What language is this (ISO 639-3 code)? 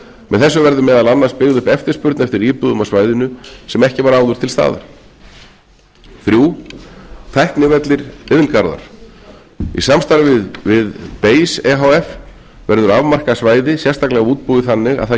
isl